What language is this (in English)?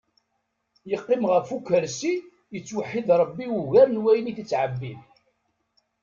Kabyle